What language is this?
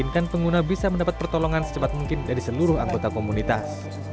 Indonesian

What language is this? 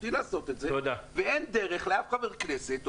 Hebrew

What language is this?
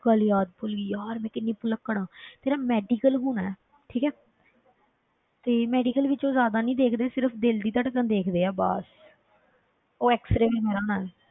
Punjabi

